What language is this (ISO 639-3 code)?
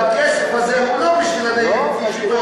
heb